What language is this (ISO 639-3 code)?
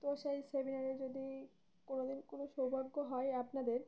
ben